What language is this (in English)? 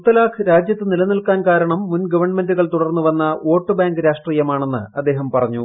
Malayalam